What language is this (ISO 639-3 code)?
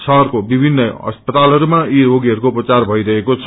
nep